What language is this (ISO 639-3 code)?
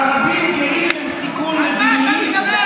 heb